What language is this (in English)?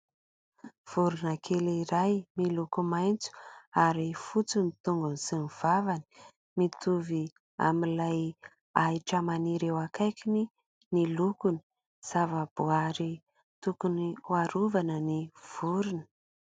Malagasy